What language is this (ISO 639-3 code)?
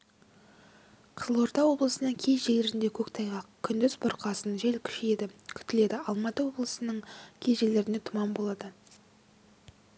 kaz